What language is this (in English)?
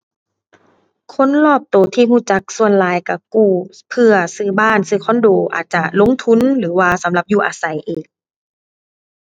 Thai